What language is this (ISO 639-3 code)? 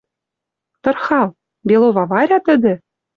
mrj